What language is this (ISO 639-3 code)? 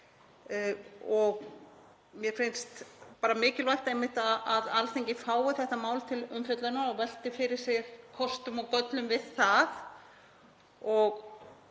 isl